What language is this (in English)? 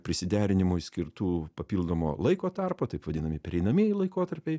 Lithuanian